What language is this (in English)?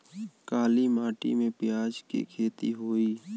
Bhojpuri